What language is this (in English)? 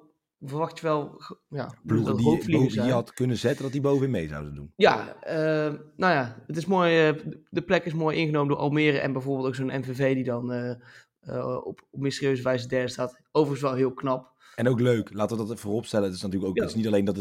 Dutch